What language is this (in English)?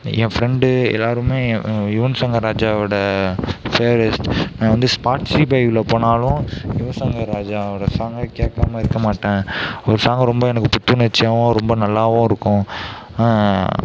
Tamil